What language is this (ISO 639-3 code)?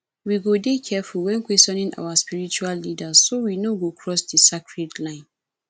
pcm